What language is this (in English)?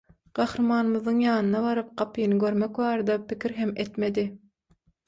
Turkmen